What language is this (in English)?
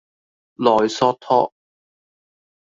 Cantonese